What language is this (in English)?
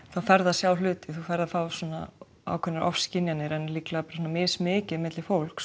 Icelandic